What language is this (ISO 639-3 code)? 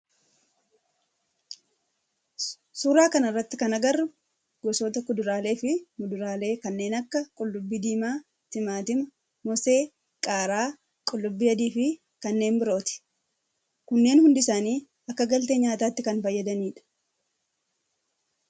orm